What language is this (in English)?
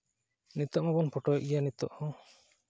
Santali